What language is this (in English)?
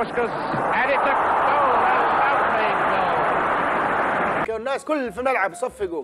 Arabic